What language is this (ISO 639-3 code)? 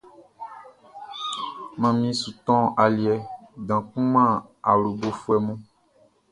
bci